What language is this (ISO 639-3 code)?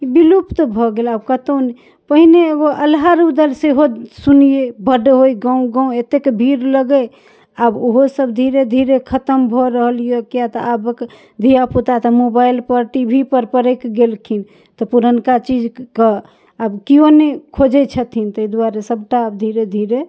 mai